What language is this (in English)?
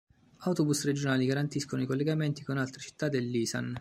Italian